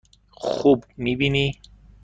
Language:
Persian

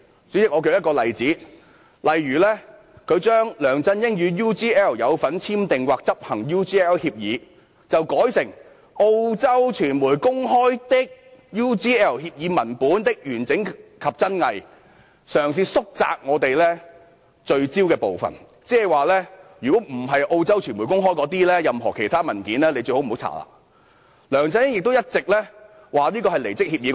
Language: Cantonese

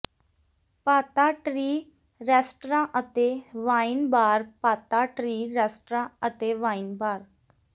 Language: Punjabi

